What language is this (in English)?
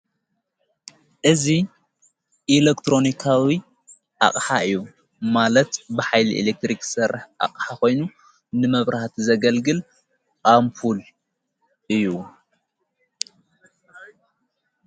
Tigrinya